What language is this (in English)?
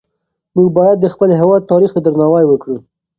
Pashto